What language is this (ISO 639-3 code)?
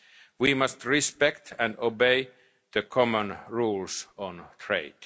eng